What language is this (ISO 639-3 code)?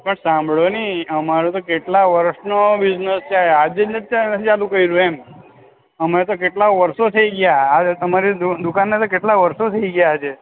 guj